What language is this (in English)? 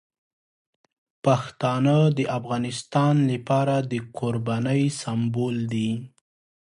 Pashto